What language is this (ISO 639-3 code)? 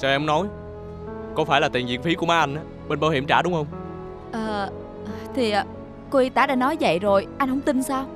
vie